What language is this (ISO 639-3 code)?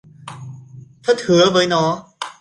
vie